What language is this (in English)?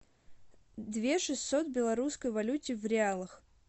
Russian